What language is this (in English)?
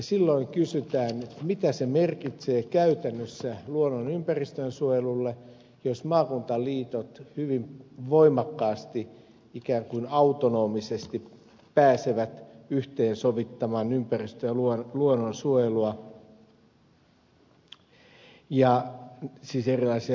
Finnish